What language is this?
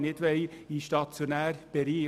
Swiss German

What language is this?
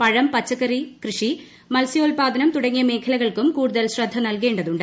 Malayalam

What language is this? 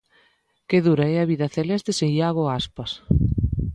Galician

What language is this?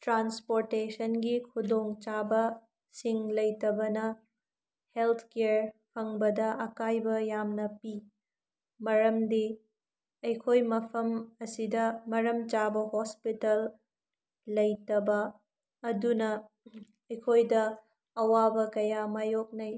Manipuri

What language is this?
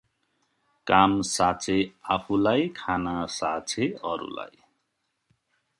Nepali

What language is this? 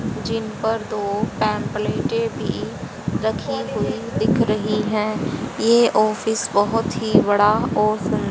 Hindi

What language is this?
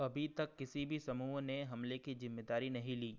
Hindi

